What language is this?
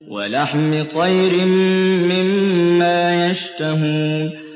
Arabic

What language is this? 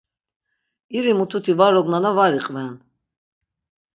Laz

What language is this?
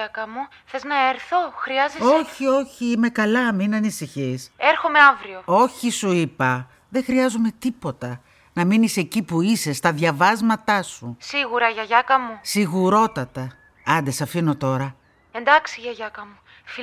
Greek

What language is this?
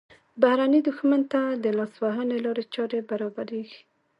Pashto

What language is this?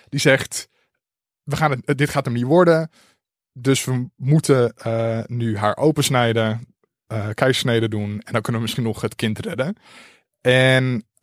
Dutch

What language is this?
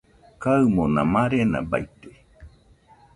Nüpode Huitoto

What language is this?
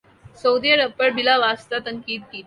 Urdu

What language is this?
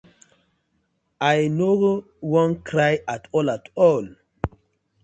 Nigerian Pidgin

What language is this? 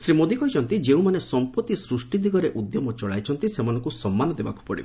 Odia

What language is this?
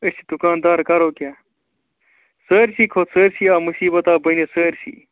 Kashmiri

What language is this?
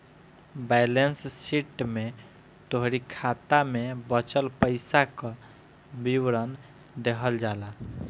Bhojpuri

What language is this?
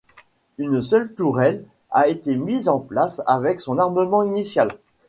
French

